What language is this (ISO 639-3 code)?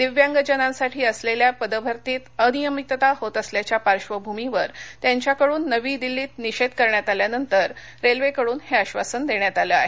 mar